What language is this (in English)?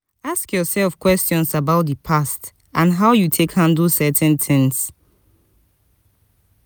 Nigerian Pidgin